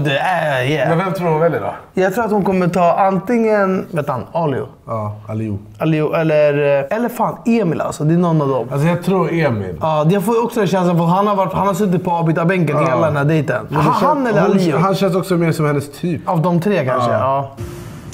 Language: Swedish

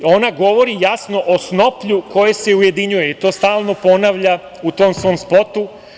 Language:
Serbian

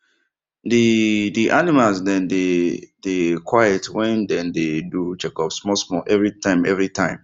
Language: Nigerian Pidgin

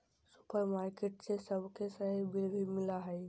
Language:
Magahi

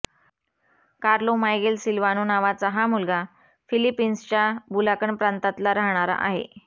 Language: Marathi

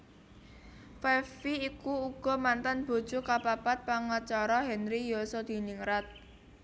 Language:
Javanese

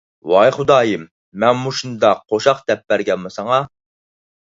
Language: Uyghur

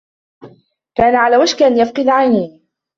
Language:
Arabic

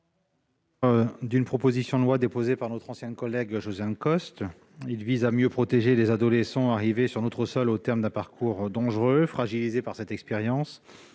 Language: French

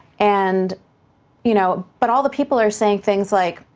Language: English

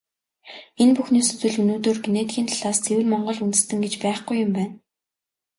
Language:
Mongolian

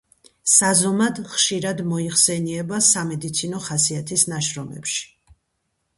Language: Georgian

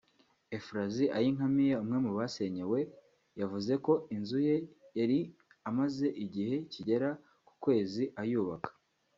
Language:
Kinyarwanda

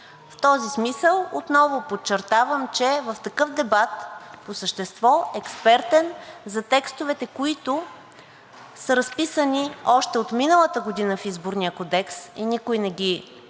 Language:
Bulgarian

